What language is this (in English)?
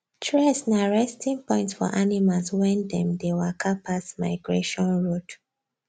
Nigerian Pidgin